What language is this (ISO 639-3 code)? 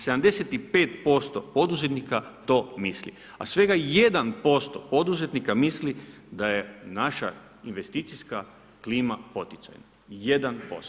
hrv